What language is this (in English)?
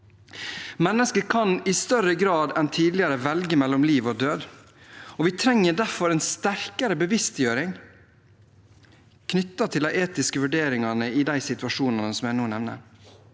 Norwegian